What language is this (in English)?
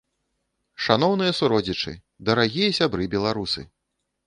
Belarusian